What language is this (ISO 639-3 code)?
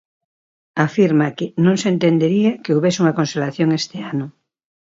glg